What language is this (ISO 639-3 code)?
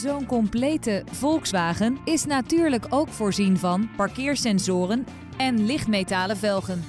nld